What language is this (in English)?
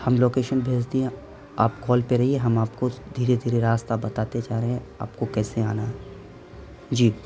Urdu